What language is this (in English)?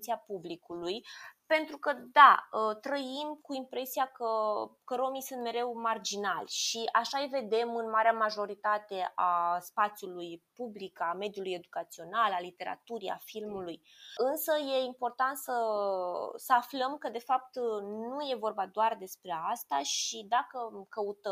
Romanian